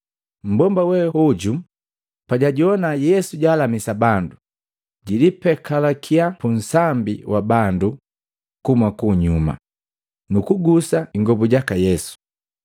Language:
Matengo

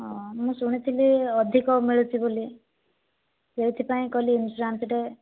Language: Odia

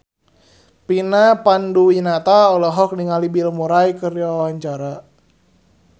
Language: Sundanese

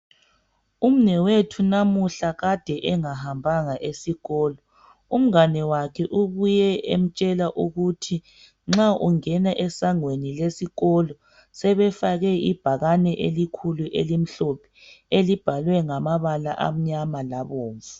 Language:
North Ndebele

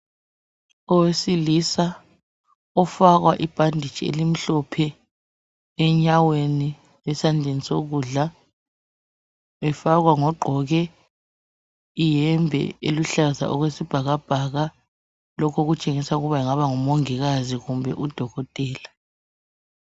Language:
North Ndebele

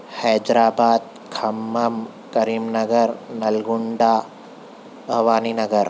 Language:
Urdu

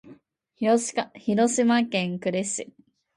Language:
Japanese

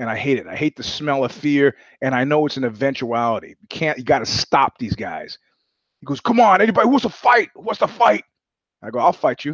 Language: English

